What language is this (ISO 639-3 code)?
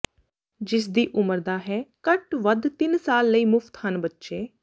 pan